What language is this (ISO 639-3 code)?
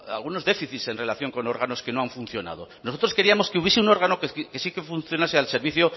spa